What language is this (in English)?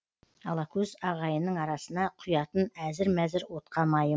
Kazakh